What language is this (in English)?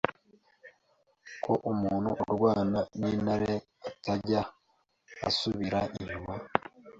Kinyarwanda